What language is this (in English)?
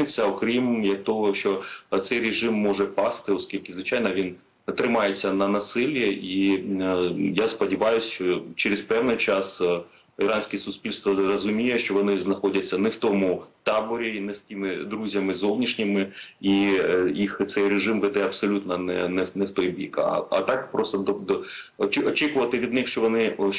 Ukrainian